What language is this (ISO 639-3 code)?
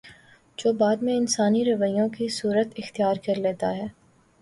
urd